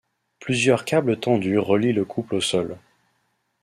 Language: French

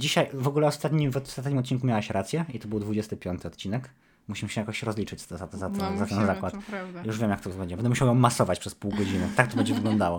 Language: Polish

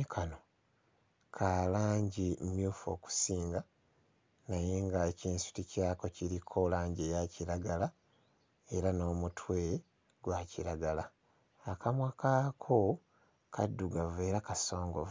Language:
Ganda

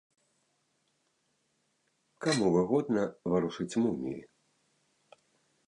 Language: Belarusian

